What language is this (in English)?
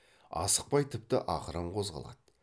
Kazakh